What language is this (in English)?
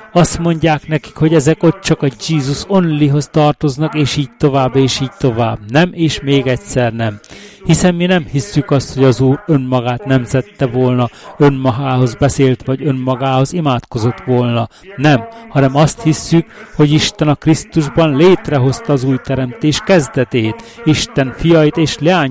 Hungarian